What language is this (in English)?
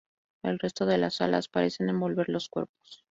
Spanish